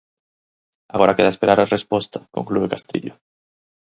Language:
Galician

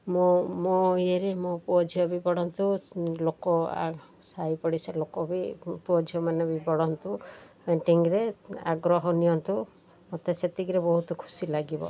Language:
Odia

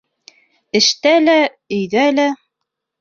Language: Bashkir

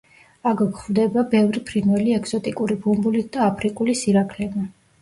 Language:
Georgian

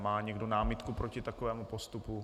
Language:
Czech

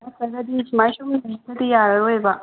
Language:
Manipuri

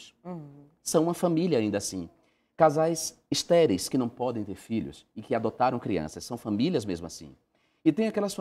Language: Portuguese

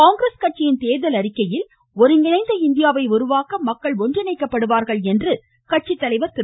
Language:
Tamil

